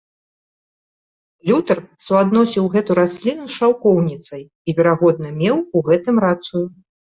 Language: Belarusian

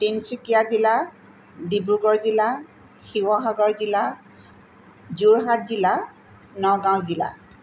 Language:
Assamese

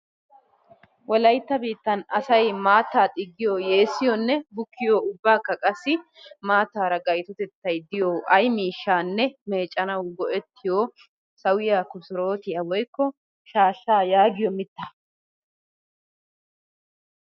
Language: Wolaytta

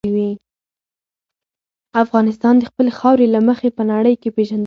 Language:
Pashto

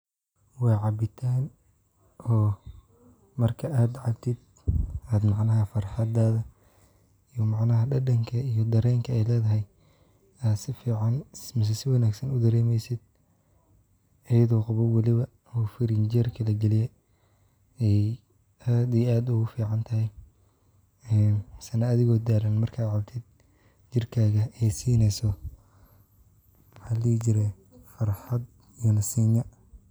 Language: Somali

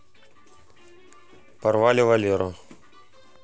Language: Russian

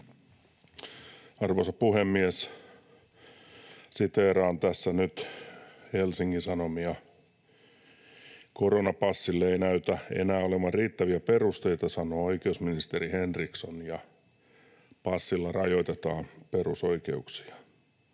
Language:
Finnish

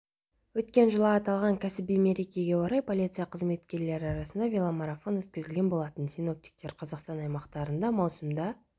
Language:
Kazakh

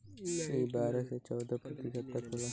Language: Bhojpuri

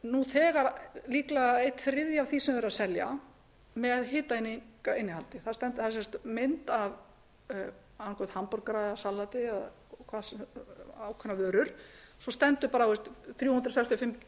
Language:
Icelandic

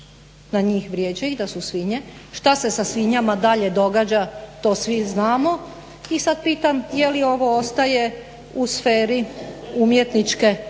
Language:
Croatian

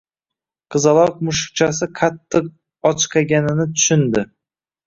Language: Uzbek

